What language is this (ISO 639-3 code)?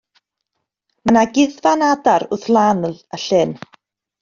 cym